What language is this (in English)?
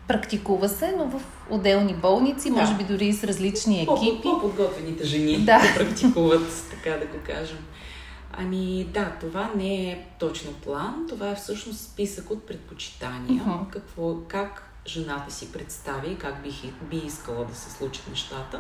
Bulgarian